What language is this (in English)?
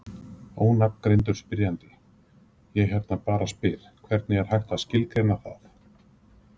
Icelandic